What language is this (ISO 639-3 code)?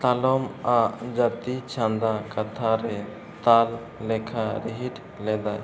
sat